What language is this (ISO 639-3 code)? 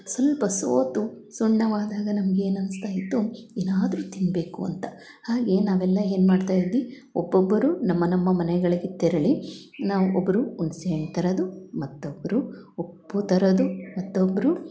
kan